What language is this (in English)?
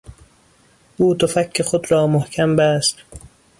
Persian